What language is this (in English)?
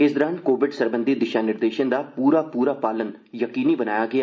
Dogri